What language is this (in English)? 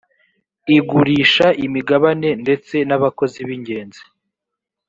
Kinyarwanda